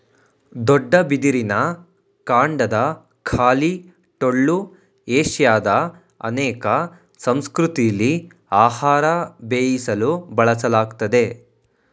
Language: Kannada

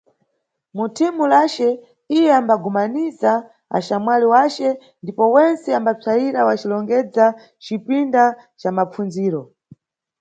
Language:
Nyungwe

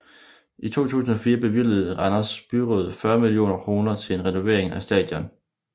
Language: Danish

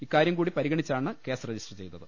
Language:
Malayalam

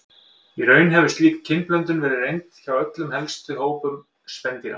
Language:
Icelandic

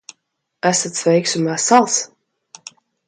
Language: Latvian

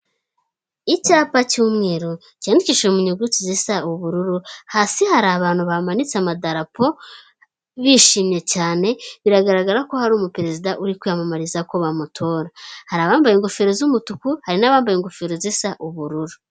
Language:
Kinyarwanda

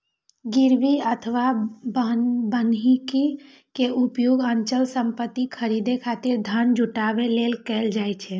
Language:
Maithili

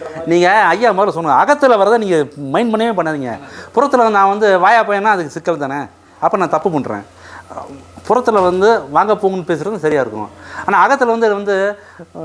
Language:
Indonesian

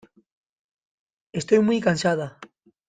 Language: Spanish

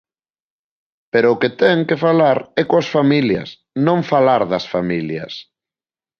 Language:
Galician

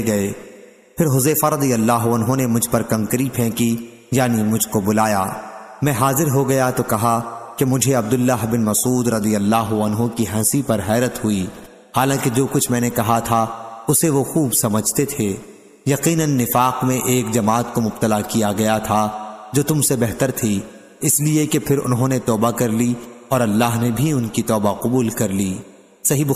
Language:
Hindi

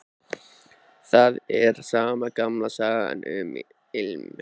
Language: Icelandic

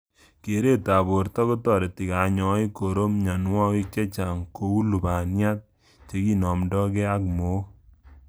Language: Kalenjin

